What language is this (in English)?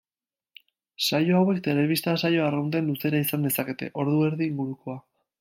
Basque